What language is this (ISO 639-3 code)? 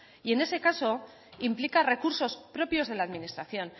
spa